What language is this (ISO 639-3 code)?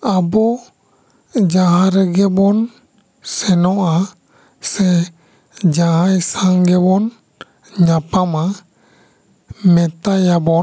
sat